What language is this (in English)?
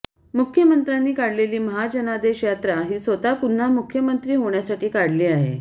Marathi